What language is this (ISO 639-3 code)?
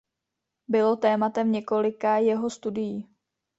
ces